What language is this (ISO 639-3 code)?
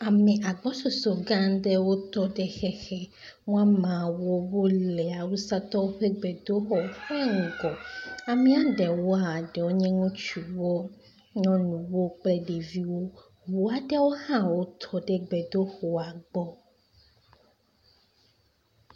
ewe